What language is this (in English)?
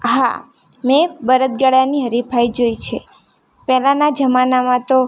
Gujarati